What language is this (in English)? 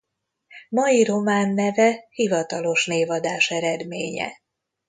Hungarian